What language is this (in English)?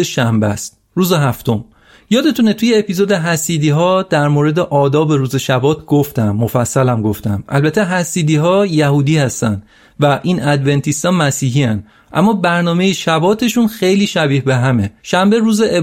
Persian